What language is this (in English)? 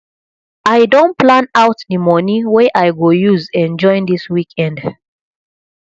Nigerian Pidgin